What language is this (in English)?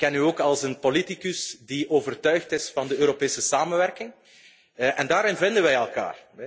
Dutch